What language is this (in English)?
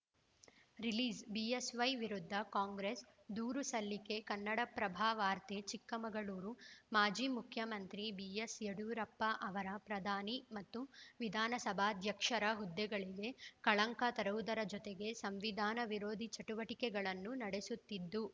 Kannada